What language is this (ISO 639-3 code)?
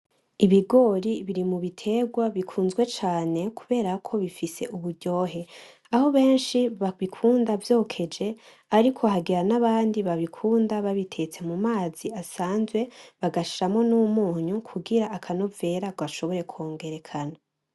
run